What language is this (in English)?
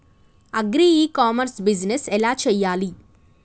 Telugu